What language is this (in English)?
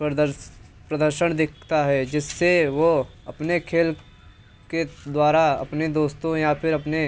Hindi